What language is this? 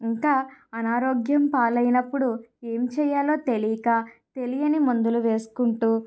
Telugu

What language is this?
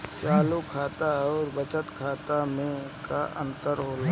Bhojpuri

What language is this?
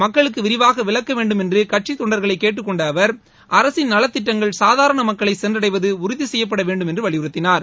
Tamil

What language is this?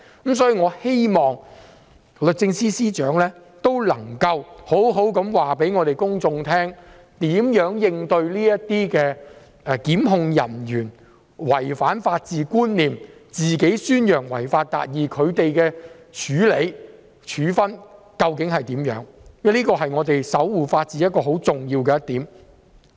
Cantonese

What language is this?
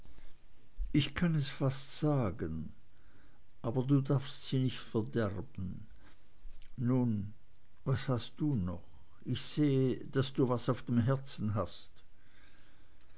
German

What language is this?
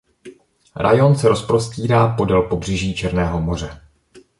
Czech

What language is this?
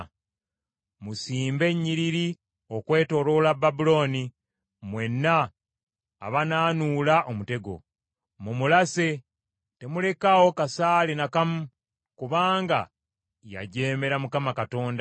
Ganda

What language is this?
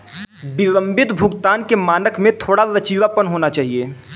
Hindi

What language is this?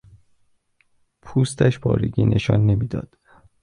Persian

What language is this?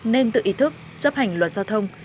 Vietnamese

